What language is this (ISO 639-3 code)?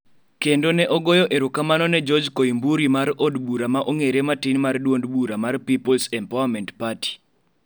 luo